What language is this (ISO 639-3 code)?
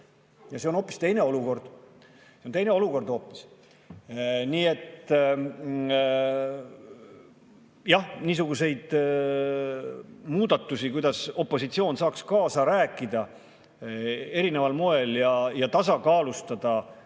est